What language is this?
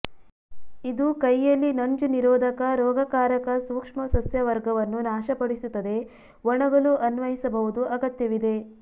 Kannada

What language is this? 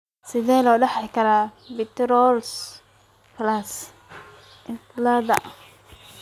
Somali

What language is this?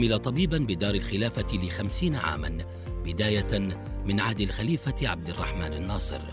Arabic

